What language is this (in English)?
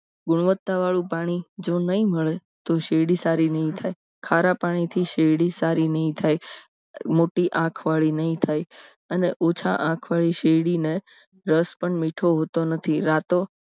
Gujarati